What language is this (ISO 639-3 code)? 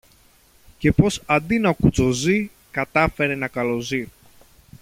ell